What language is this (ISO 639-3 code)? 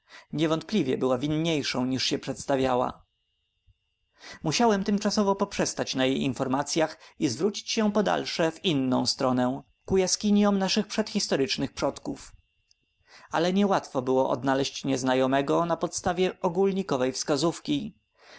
pol